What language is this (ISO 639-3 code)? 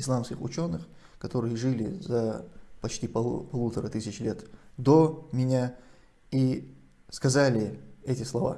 rus